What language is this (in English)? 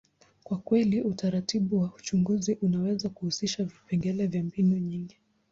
Swahili